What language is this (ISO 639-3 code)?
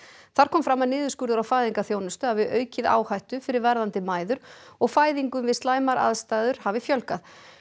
isl